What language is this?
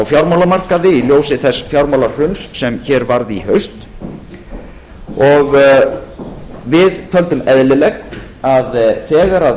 Icelandic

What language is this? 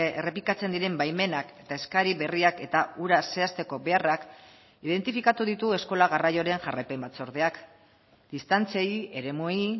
Basque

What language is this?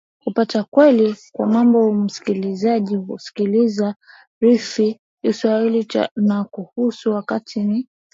Swahili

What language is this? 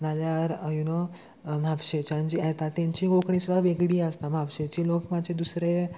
Konkani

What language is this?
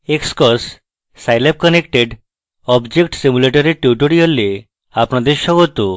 Bangla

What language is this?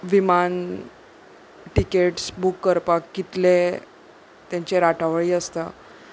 Konkani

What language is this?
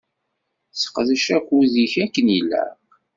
Kabyle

